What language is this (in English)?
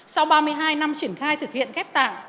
Vietnamese